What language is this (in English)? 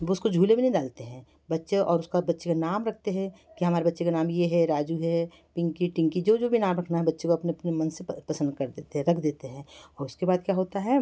Hindi